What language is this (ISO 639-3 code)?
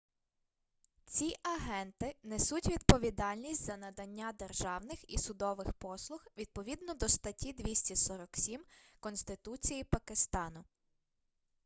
ukr